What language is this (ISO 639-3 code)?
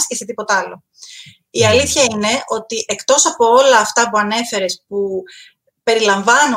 ell